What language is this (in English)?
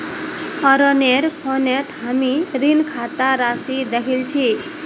Magahi